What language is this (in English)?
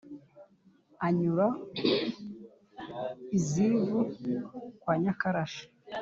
Kinyarwanda